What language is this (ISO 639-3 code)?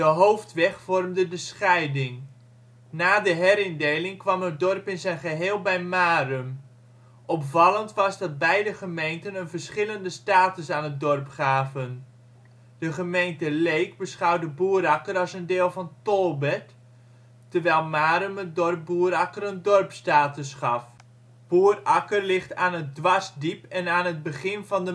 nld